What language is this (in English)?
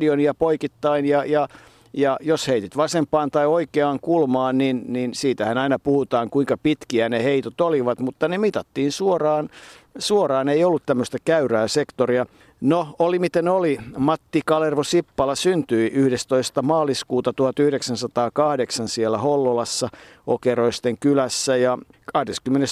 Finnish